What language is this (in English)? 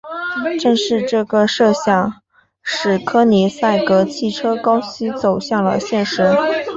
Chinese